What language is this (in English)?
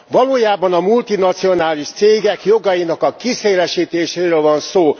Hungarian